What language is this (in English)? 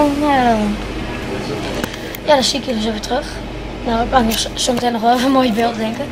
Dutch